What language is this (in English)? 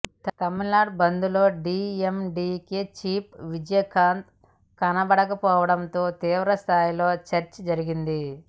Telugu